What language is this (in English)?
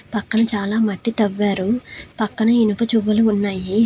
Telugu